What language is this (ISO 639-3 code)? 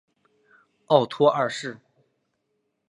zho